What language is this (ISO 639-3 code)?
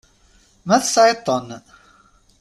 kab